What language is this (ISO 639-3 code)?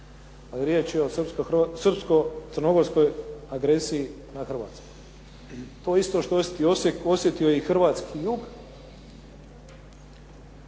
hrv